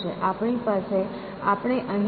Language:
Gujarati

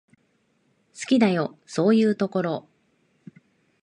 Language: Japanese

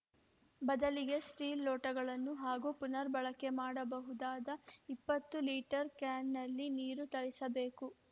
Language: Kannada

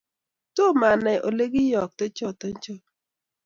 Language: Kalenjin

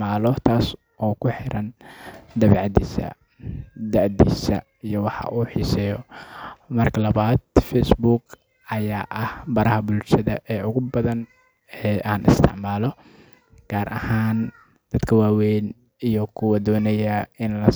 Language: Somali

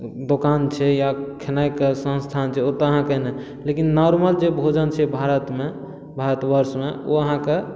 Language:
Maithili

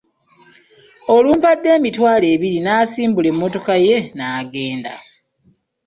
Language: Ganda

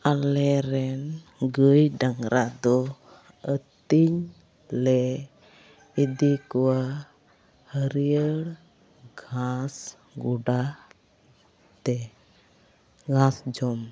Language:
Santali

